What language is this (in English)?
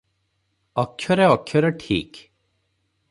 Odia